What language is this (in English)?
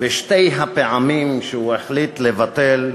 Hebrew